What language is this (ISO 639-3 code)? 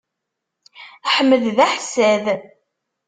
kab